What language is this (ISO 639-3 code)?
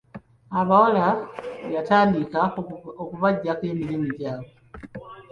lug